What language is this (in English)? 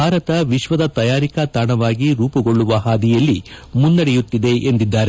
Kannada